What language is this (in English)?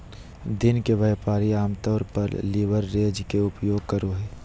Magahi